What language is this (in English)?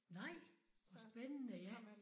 Danish